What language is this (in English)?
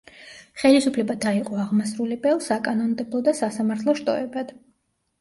Georgian